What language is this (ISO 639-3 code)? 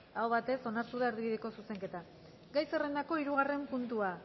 eus